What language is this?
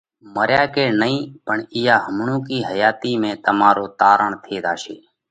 Parkari Koli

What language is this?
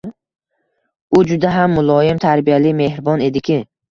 Uzbek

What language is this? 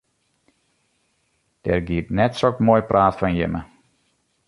Western Frisian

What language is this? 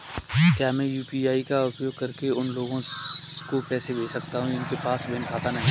Hindi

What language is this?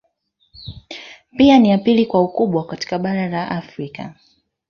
Swahili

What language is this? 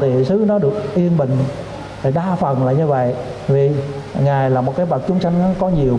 Vietnamese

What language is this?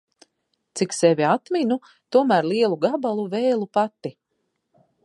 Latvian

